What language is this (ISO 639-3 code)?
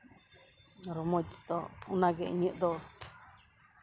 sat